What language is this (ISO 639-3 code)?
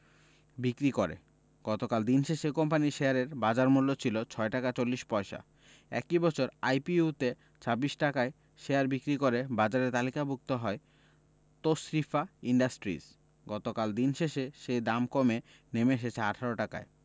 ben